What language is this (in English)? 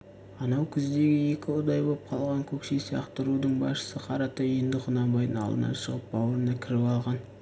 Kazakh